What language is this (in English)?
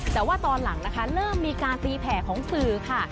Thai